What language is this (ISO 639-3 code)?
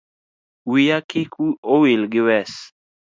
luo